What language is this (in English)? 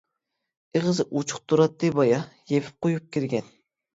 Uyghur